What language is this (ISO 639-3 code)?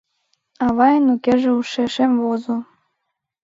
chm